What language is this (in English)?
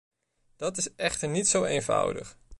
Dutch